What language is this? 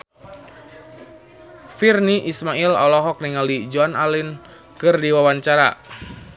Sundanese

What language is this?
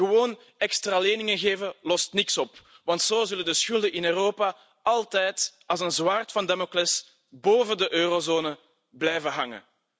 Dutch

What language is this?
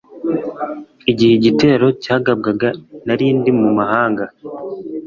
Kinyarwanda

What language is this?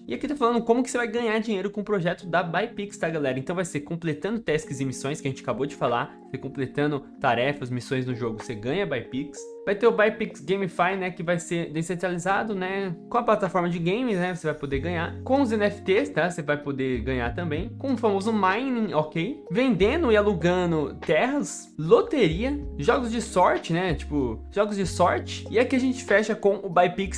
Portuguese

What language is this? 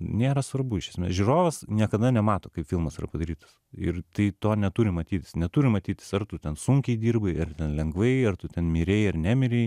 Lithuanian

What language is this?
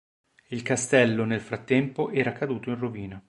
Italian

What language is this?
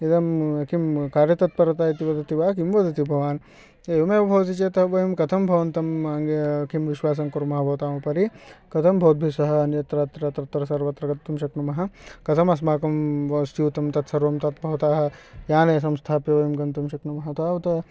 Sanskrit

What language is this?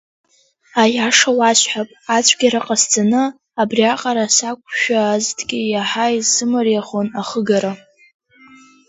Abkhazian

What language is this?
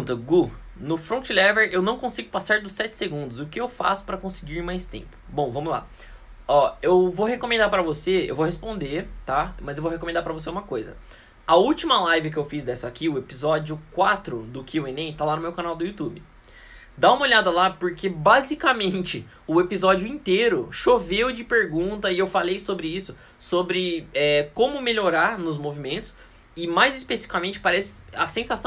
Portuguese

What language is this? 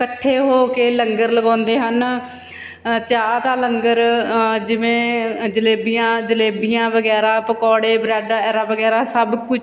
Punjabi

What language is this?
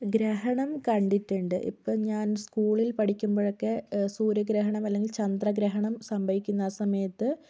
Malayalam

